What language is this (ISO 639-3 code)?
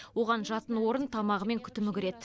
kaz